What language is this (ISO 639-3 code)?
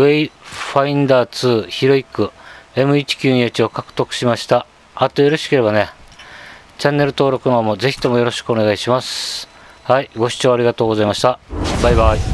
jpn